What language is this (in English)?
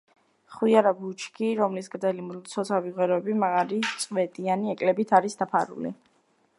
Georgian